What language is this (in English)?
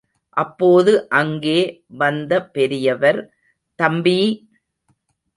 Tamil